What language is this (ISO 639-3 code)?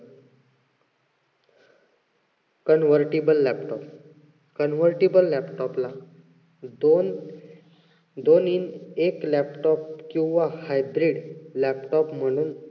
mar